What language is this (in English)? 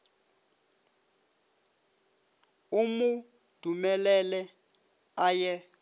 Northern Sotho